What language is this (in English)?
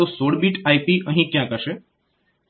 Gujarati